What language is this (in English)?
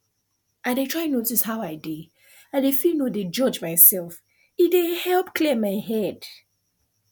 Nigerian Pidgin